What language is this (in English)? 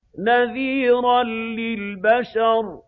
Arabic